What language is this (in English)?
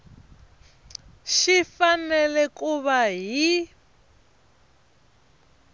Tsonga